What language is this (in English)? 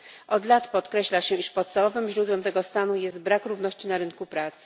Polish